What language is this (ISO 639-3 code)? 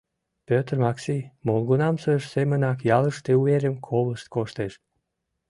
chm